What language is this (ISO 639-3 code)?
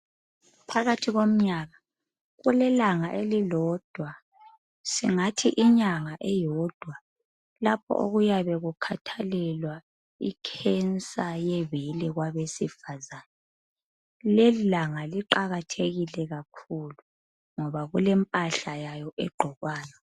nde